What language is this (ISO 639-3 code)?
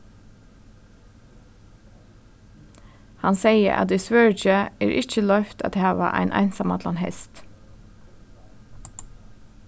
fao